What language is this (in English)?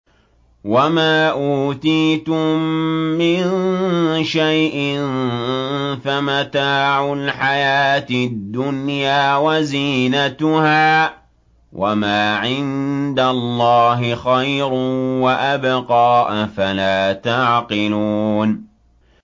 Arabic